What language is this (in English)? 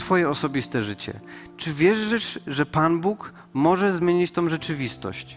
Polish